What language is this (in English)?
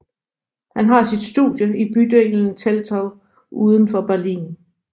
Danish